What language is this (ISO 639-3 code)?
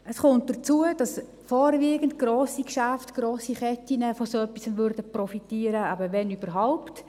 gsw